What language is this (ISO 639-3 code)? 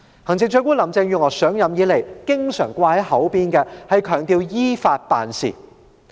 yue